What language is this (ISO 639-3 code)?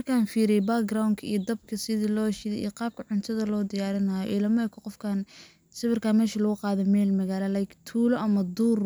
som